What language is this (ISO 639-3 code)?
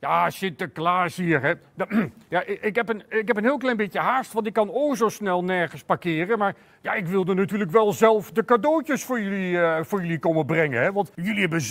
nld